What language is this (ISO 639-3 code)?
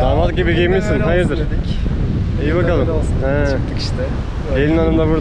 tur